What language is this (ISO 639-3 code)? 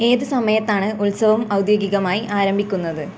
mal